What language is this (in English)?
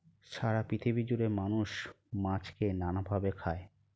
Bangla